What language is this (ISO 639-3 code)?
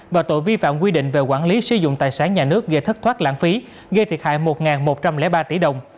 vie